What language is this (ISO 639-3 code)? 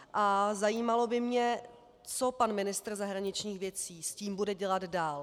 ces